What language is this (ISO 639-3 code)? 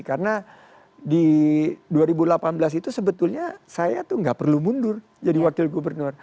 ind